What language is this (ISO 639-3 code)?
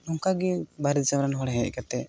sat